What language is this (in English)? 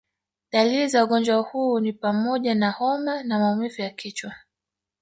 Swahili